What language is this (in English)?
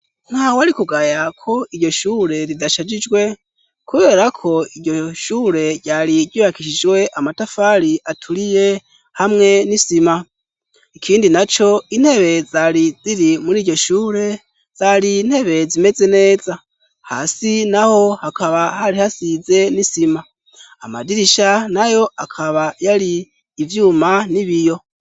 Rundi